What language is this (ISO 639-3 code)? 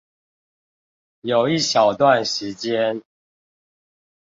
zho